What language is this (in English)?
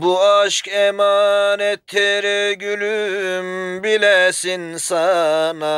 Turkish